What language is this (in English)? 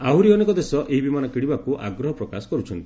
Odia